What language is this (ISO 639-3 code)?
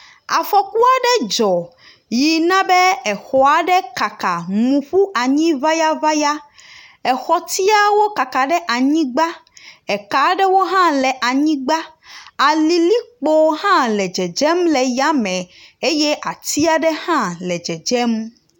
ewe